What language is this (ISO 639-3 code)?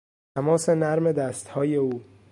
fas